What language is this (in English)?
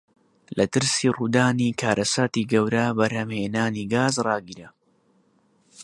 Central Kurdish